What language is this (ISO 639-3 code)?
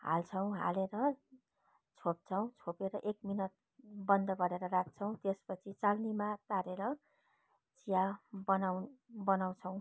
nep